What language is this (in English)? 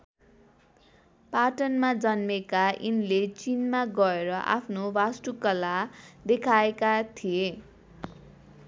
Nepali